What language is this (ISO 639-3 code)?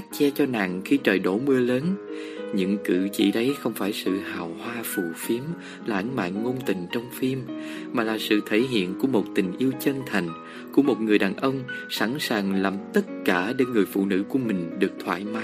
vie